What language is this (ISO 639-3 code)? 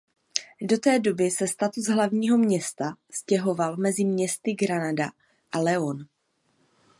ces